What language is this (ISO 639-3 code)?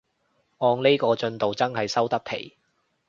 yue